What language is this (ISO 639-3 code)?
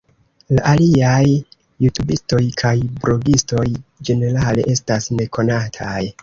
epo